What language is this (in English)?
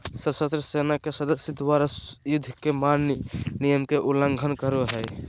Magahi